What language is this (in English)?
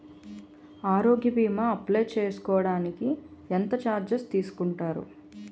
Telugu